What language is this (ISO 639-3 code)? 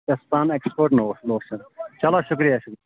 kas